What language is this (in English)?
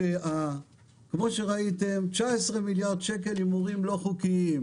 Hebrew